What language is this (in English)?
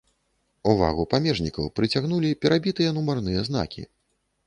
Belarusian